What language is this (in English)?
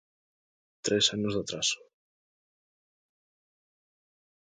Galician